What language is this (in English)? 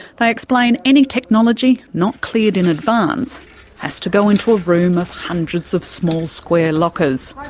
English